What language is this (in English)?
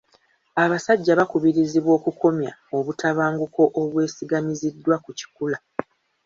Ganda